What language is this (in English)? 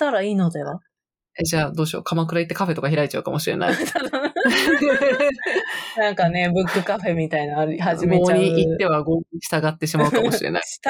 Japanese